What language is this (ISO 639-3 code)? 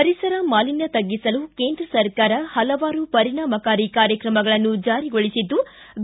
kan